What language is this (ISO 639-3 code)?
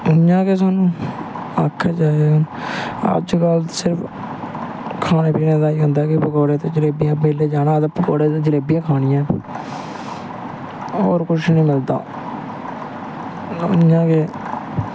doi